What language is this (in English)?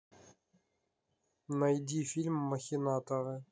Russian